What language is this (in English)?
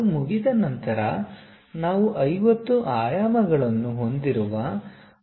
Kannada